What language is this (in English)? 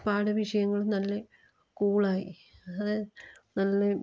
Malayalam